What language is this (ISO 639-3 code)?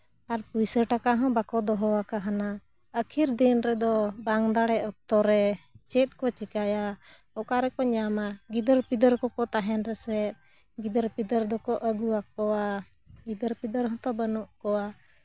sat